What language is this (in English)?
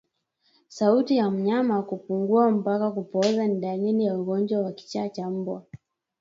Swahili